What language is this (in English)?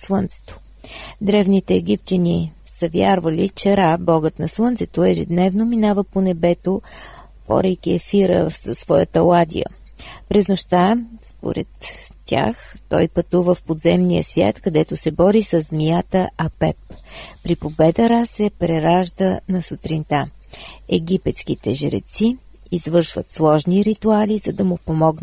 Bulgarian